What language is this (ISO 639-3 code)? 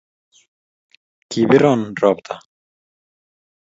kln